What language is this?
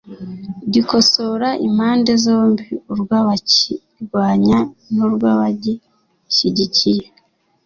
Kinyarwanda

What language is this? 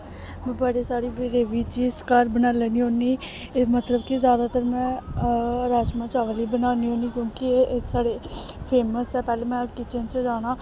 Dogri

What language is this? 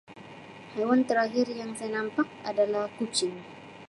Sabah Malay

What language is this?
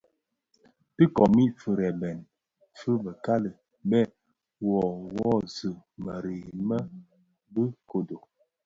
Bafia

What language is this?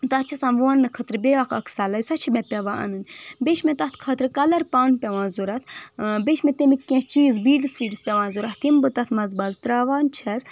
Kashmiri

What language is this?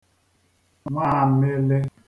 Igbo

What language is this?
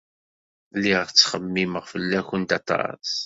Kabyle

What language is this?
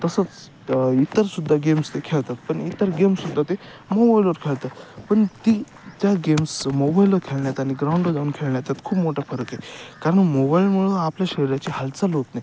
Marathi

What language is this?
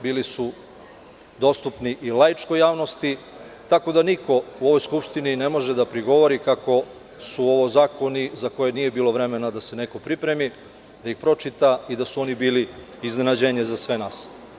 Serbian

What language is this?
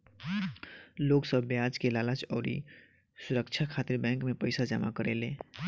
Bhojpuri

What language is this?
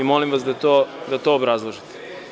Serbian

